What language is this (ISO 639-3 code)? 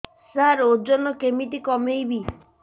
ori